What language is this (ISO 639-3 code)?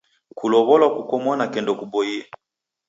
dav